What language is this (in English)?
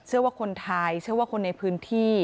Thai